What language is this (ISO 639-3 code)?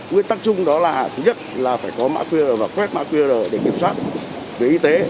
vie